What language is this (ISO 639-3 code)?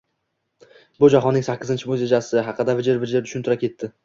uzb